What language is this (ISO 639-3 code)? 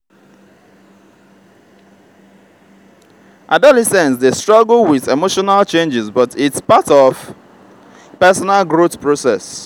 pcm